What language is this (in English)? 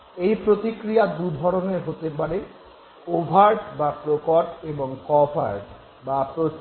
Bangla